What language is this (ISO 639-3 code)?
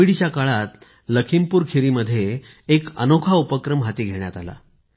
mar